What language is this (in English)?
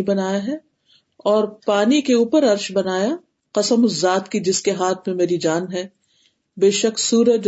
Urdu